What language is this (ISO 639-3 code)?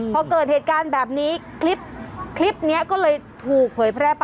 tha